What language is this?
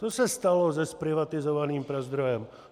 Czech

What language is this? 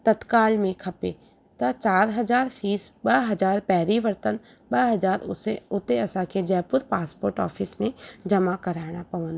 Sindhi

